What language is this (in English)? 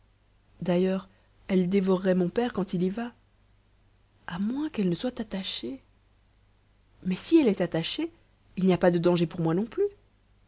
French